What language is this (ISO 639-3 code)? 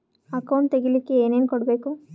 kan